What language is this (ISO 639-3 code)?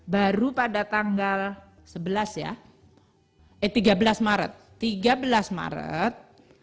ind